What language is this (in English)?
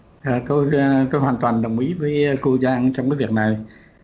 Vietnamese